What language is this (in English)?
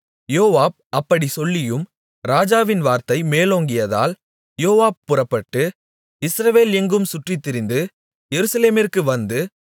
Tamil